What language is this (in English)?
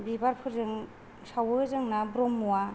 Bodo